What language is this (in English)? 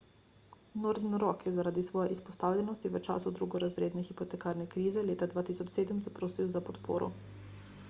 Slovenian